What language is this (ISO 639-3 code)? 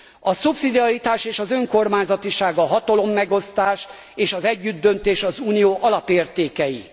hun